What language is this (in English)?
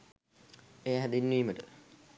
Sinhala